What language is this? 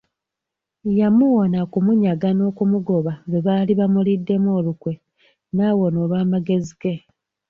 Ganda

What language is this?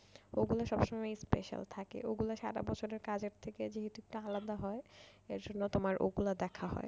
Bangla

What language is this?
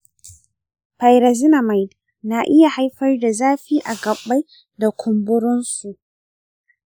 Hausa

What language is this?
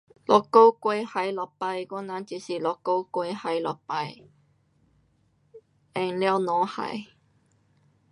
Pu-Xian Chinese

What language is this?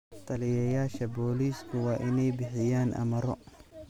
Somali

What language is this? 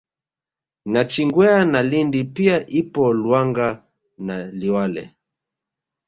Swahili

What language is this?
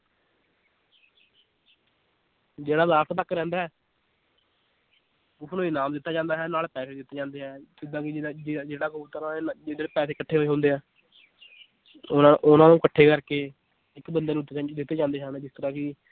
Punjabi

